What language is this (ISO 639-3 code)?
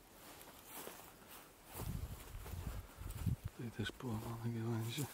pol